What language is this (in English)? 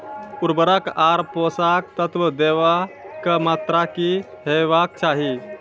Maithili